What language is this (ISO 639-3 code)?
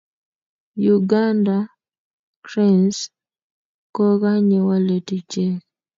kln